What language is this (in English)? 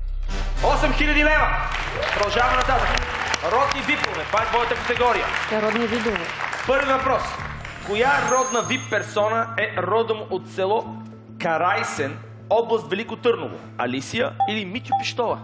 Bulgarian